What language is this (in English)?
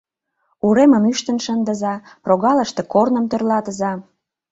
Mari